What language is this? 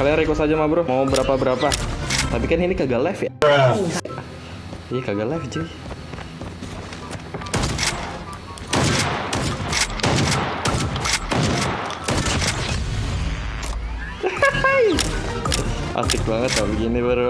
Indonesian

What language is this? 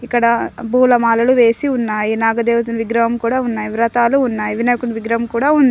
Telugu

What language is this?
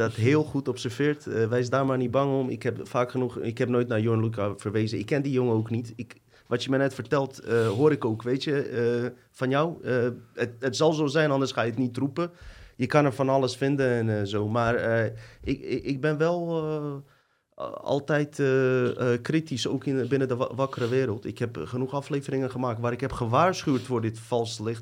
Dutch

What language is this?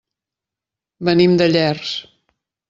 Catalan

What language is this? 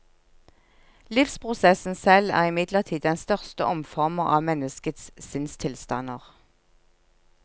Norwegian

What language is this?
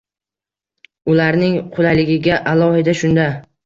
Uzbek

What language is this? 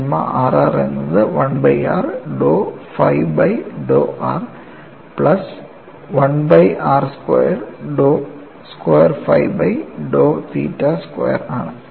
Malayalam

